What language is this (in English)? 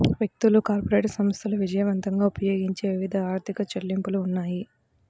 Telugu